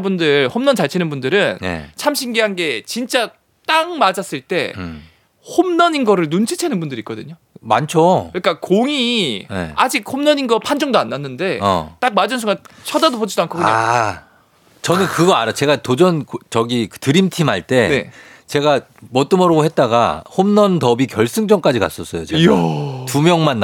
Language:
Korean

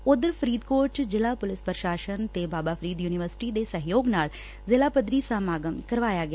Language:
Punjabi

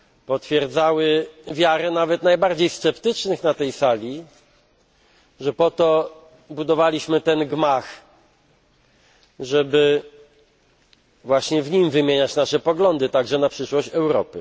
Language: Polish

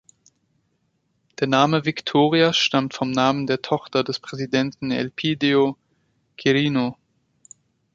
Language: German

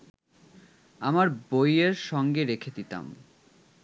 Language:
Bangla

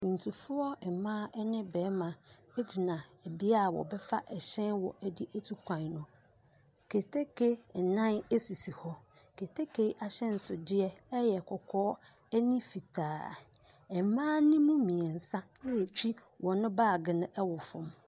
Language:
Akan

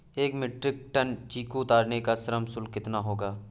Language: Hindi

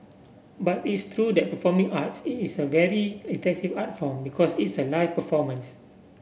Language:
English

